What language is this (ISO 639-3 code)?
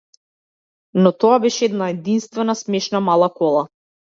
mkd